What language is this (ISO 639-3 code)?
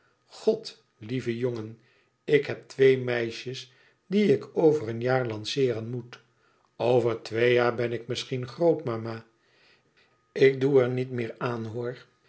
nld